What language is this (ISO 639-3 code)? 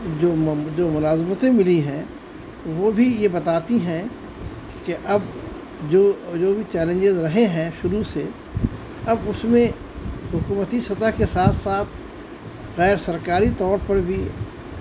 urd